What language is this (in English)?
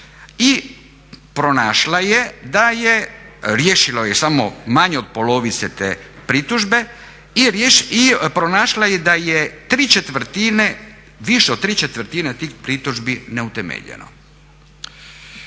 Croatian